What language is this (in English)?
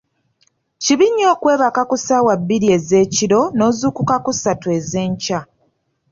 Ganda